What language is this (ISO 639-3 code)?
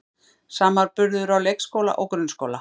isl